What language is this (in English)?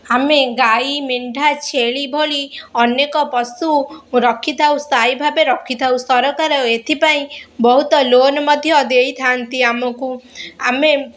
Odia